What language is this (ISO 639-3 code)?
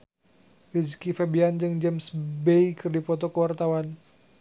sun